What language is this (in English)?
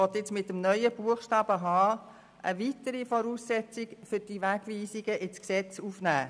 Swiss German